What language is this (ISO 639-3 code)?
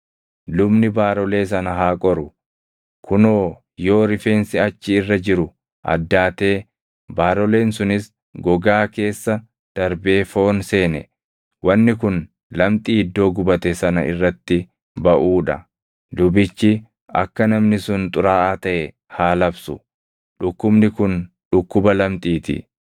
orm